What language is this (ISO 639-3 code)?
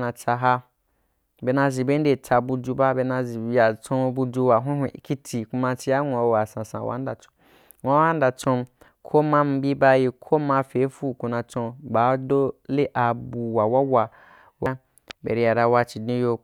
juk